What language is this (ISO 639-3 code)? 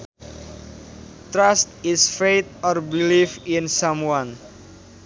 sun